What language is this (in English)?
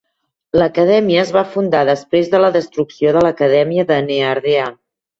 Catalan